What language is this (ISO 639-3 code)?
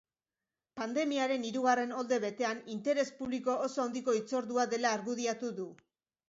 eus